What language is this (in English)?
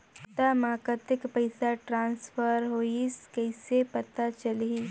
Chhattisgarhi